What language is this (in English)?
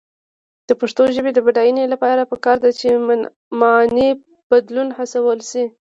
Pashto